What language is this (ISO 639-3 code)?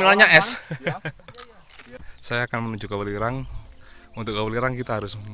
ind